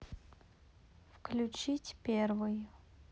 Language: Russian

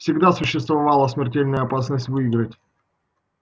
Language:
Russian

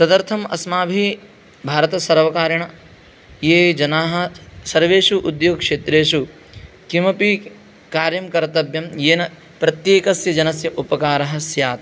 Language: Sanskrit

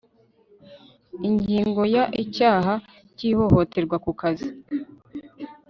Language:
Kinyarwanda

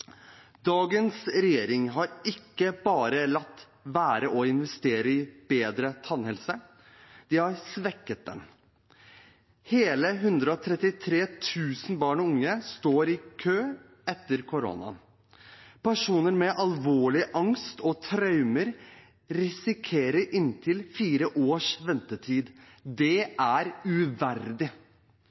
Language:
Norwegian Bokmål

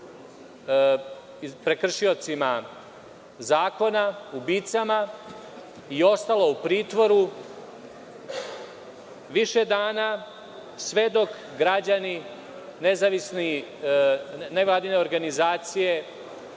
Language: Serbian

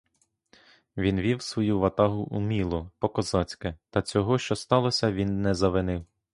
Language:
Ukrainian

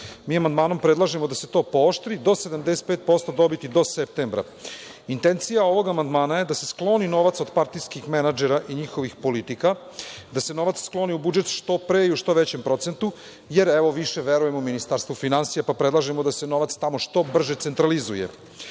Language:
Serbian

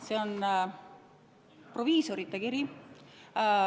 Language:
Estonian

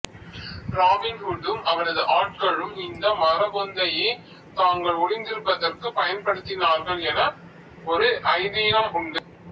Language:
Tamil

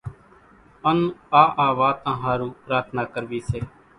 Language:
Kachi Koli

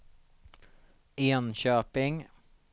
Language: Swedish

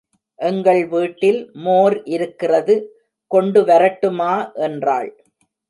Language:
Tamil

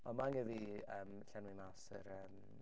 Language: Welsh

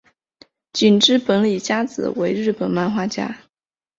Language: Chinese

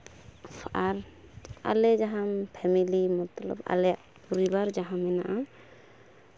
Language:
Santali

